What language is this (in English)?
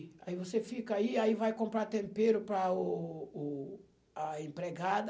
Portuguese